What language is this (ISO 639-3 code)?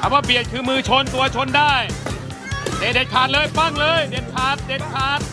tha